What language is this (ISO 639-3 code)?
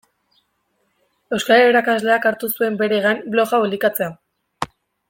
eus